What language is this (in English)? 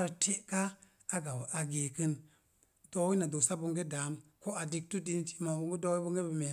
Mom Jango